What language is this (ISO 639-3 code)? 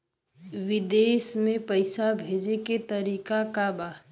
bho